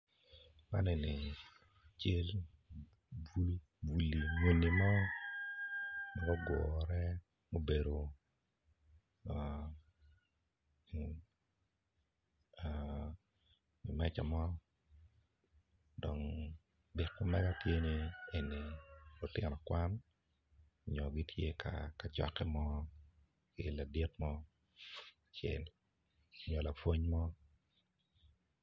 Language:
Acoli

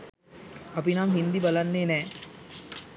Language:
Sinhala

